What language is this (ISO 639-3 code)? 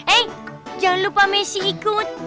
ind